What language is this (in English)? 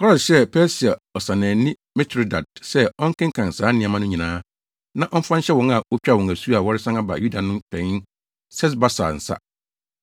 Akan